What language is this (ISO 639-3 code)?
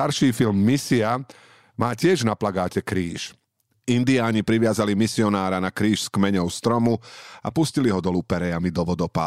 slk